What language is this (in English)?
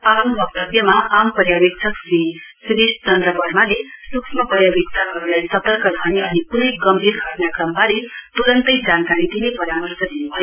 Nepali